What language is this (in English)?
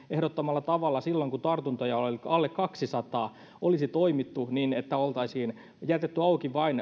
Finnish